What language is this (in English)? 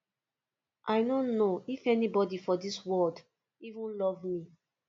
Nigerian Pidgin